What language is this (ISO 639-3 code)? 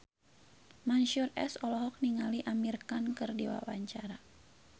sun